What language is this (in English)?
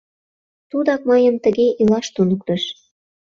Mari